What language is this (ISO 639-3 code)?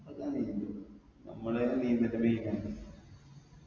mal